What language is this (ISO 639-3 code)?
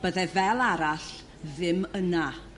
cym